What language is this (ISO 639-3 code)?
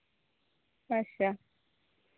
sat